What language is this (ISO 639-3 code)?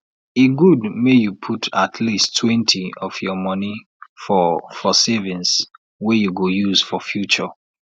pcm